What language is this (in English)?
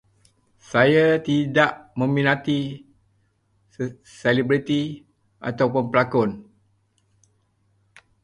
Malay